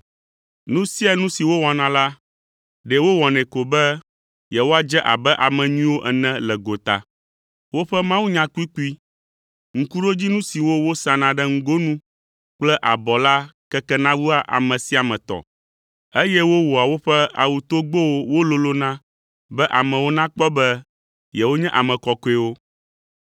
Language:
Ewe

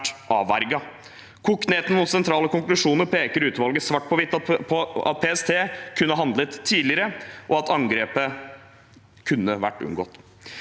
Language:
Norwegian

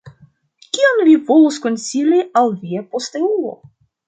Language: Esperanto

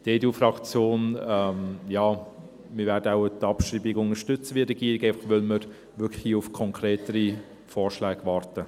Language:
Swiss German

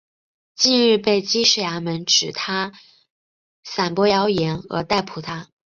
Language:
Chinese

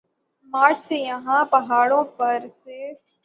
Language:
Urdu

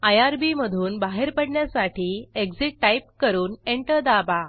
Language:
Marathi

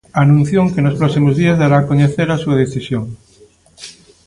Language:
Galician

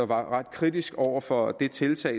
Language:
Danish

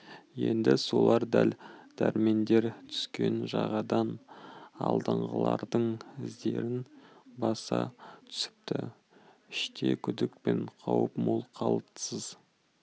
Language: Kazakh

